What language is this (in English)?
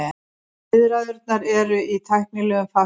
Icelandic